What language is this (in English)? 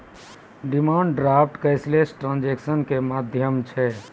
Maithili